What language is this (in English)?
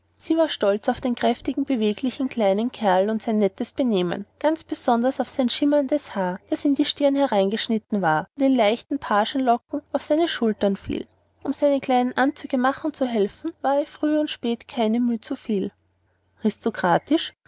German